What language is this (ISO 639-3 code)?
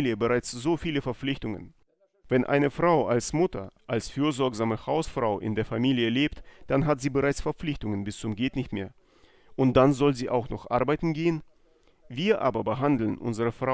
deu